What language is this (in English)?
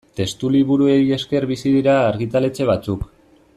Basque